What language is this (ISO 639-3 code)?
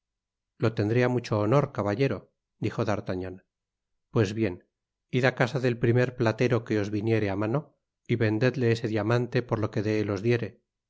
spa